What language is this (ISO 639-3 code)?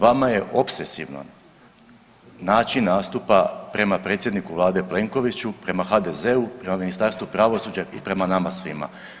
hrv